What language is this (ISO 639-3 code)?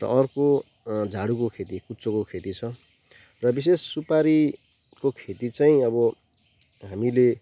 nep